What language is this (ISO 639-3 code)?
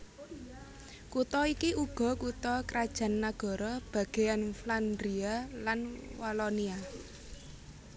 jav